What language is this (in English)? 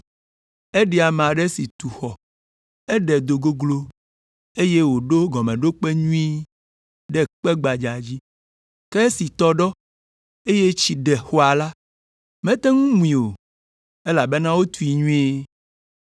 Ewe